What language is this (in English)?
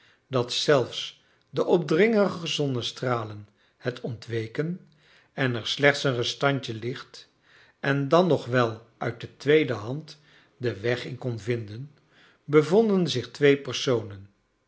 Dutch